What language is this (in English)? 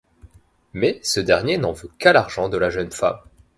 French